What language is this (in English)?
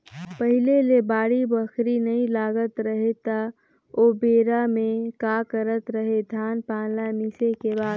Chhattisgarhi